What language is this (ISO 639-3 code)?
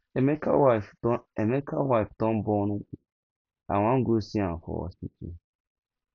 pcm